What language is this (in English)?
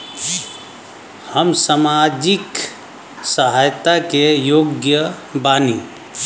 Bhojpuri